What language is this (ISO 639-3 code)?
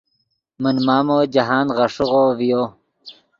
ydg